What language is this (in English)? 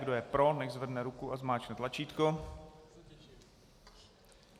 Czech